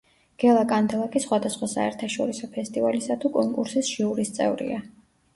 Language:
Georgian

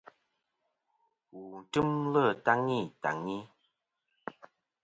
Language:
Kom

